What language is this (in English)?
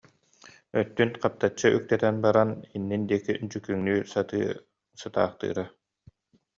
Yakut